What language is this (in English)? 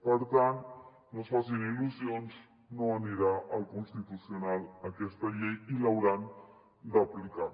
Catalan